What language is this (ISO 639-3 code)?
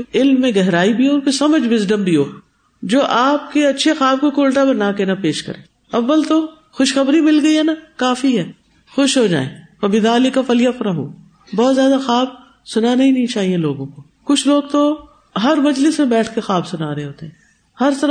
urd